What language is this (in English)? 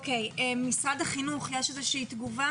Hebrew